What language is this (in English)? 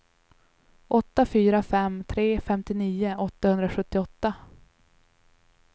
Swedish